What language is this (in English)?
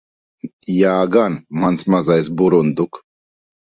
Latvian